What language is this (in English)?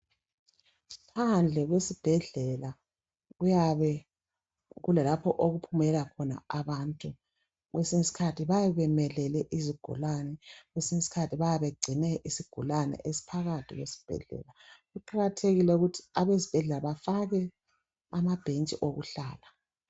North Ndebele